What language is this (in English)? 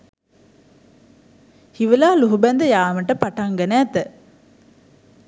Sinhala